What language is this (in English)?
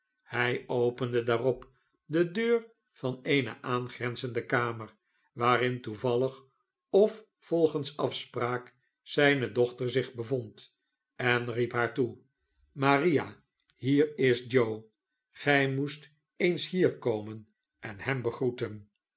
Dutch